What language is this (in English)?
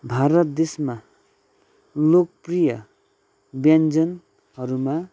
Nepali